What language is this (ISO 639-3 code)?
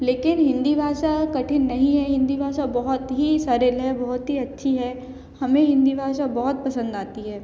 hin